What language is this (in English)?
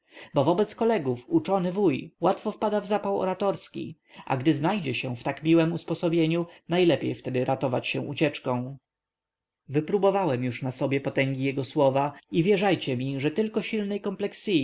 Polish